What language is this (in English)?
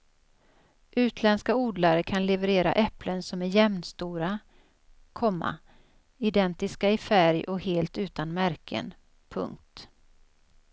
Swedish